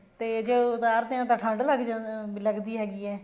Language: Punjabi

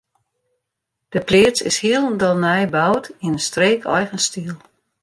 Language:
Western Frisian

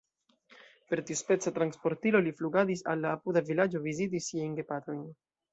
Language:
Esperanto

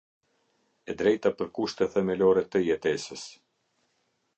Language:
Albanian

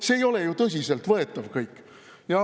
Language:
Estonian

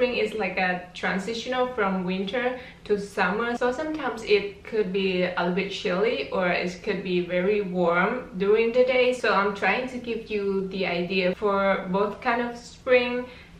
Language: English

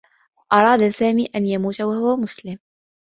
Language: Arabic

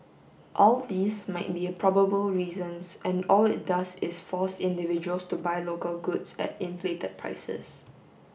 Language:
English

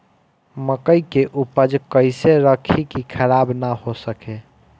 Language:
Bhojpuri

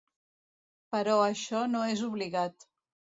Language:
Catalan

